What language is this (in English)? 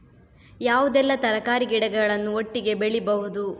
Kannada